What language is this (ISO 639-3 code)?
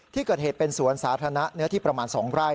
tha